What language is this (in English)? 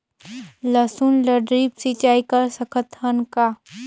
Chhattisgarhi